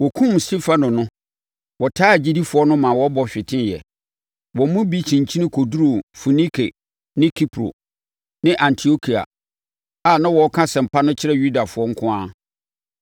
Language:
Akan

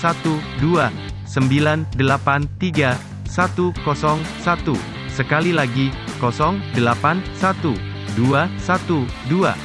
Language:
Indonesian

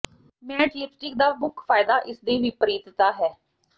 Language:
Punjabi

